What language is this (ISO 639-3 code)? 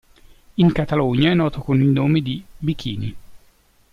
ita